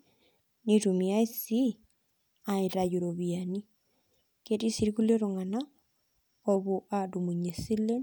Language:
Masai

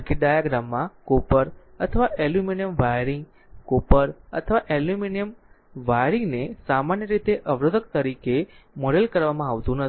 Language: Gujarati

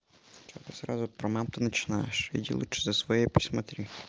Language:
Russian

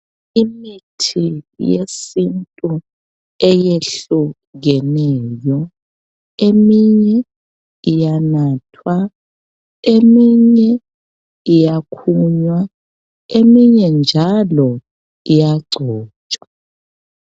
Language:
North Ndebele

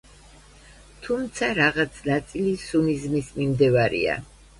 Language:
Georgian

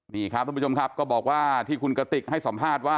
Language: Thai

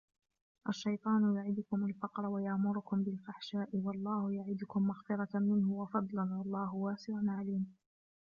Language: Arabic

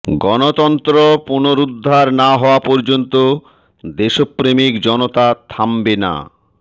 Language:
Bangla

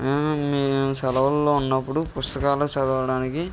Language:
Telugu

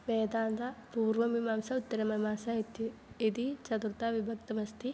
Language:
Sanskrit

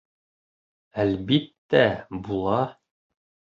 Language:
Bashkir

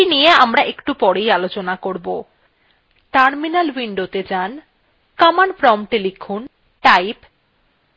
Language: Bangla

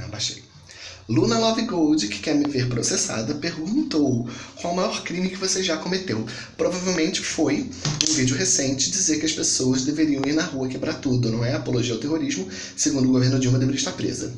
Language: Portuguese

